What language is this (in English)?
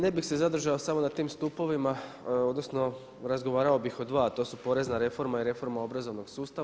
Croatian